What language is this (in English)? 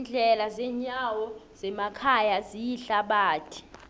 South Ndebele